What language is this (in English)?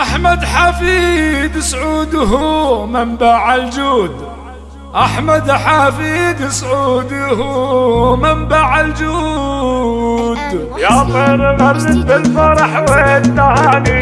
Arabic